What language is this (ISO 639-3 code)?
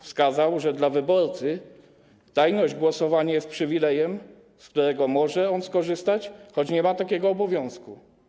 pol